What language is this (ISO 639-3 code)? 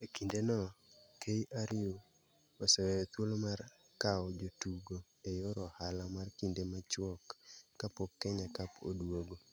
luo